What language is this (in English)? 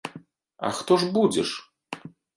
Belarusian